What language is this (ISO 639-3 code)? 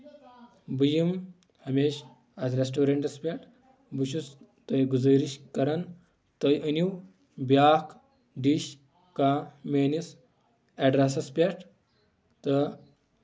kas